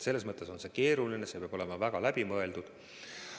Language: Estonian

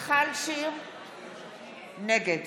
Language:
Hebrew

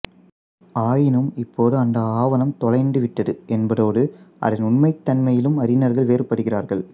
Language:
Tamil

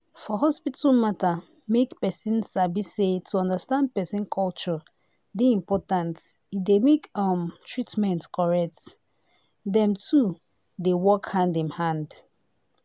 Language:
Nigerian Pidgin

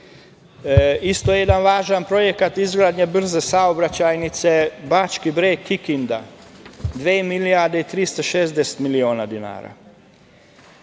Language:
Serbian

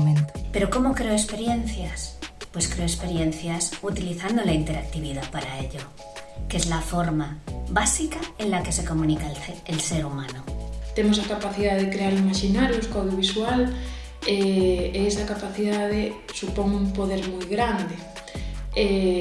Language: Spanish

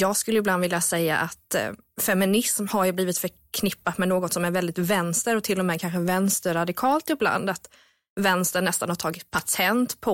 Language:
Swedish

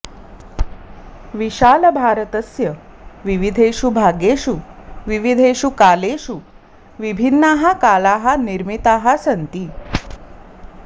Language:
Sanskrit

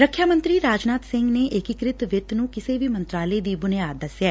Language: Punjabi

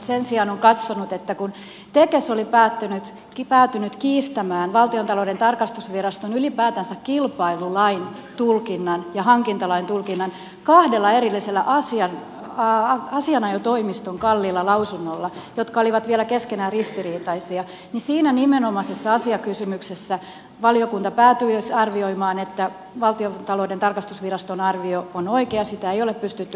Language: Finnish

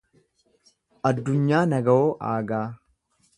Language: Oromo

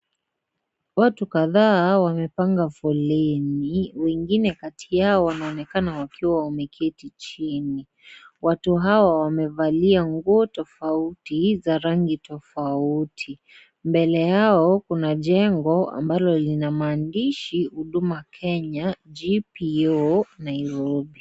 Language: Swahili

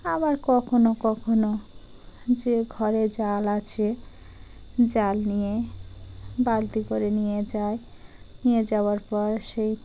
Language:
Bangla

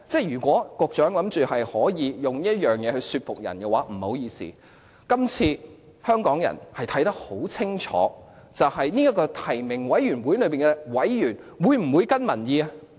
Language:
Cantonese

